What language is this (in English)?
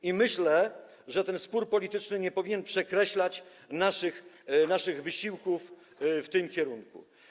Polish